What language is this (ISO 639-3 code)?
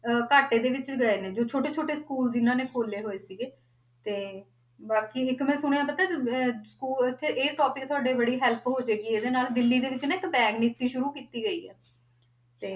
pan